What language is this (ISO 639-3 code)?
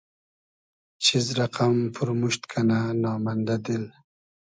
haz